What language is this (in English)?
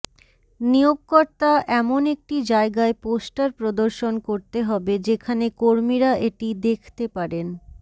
Bangla